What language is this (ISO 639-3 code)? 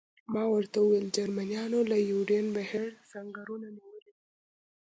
pus